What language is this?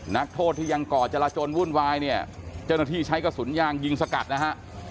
Thai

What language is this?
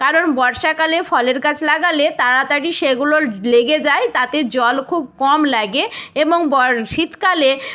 Bangla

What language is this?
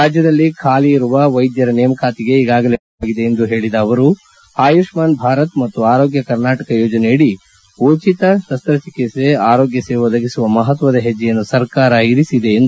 Kannada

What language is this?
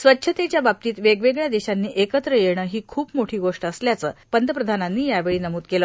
Marathi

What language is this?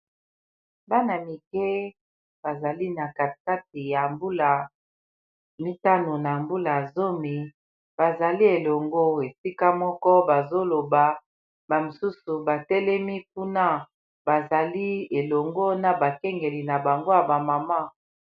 Lingala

